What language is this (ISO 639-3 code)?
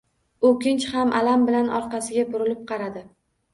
uzb